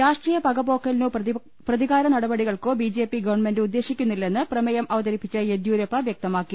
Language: Malayalam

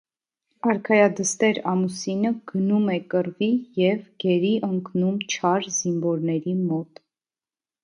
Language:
Armenian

